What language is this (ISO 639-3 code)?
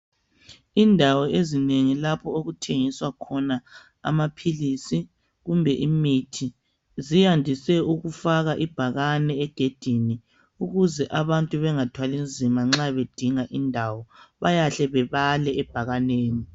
nde